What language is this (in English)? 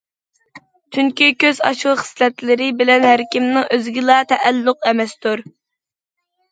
Uyghur